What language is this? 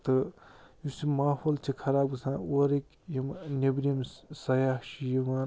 Kashmiri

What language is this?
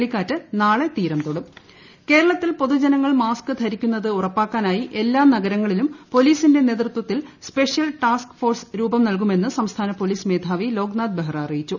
Malayalam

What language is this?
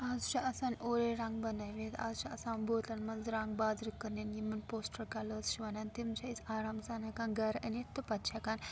Kashmiri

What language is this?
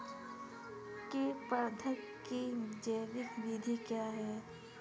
Hindi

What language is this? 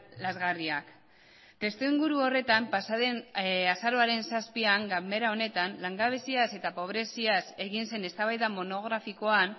Basque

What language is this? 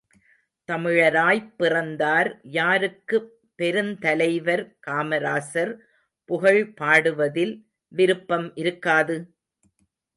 Tamil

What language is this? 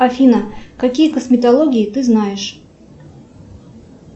Russian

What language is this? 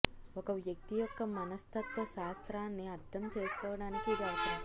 Telugu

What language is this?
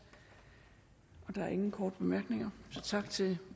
Danish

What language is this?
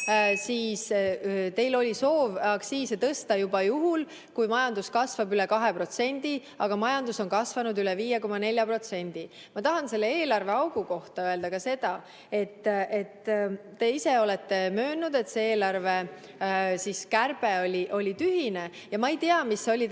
Estonian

